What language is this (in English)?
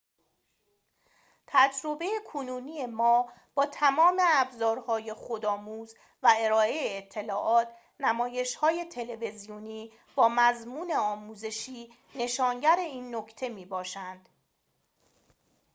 Persian